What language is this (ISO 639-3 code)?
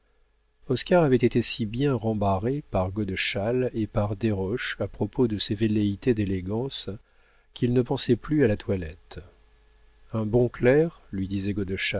fra